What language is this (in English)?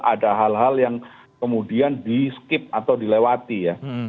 Indonesian